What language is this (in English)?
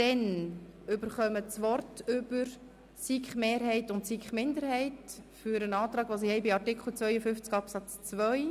Swiss German